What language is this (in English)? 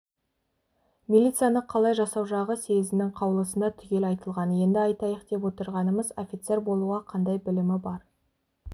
Kazakh